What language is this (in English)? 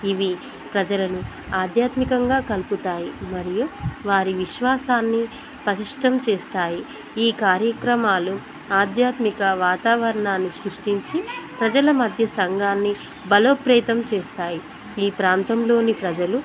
Telugu